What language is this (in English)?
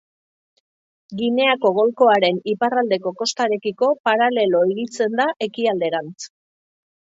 Basque